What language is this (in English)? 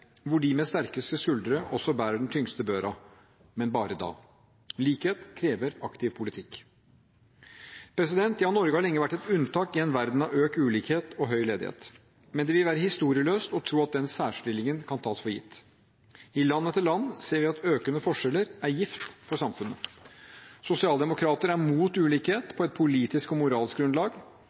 Norwegian Bokmål